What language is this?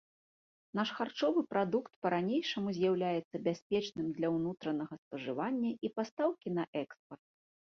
Belarusian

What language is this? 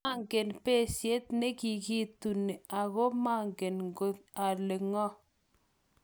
Kalenjin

